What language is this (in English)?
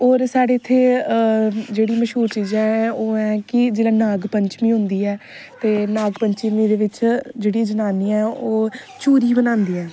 Dogri